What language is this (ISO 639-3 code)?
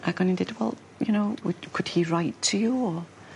cym